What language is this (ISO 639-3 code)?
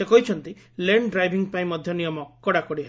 ori